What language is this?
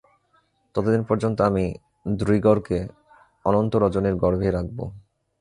Bangla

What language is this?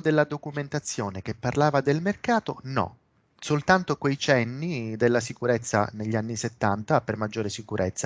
Italian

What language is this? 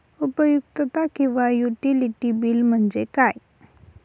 Marathi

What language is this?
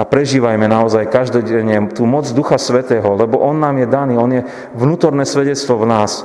Slovak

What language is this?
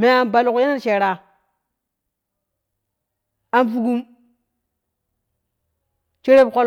Kushi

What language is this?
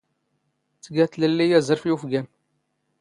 Standard Moroccan Tamazight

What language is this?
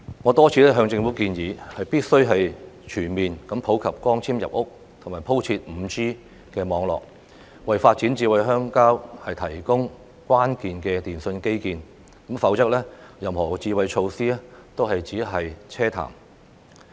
Cantonese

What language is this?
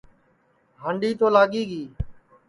Sansi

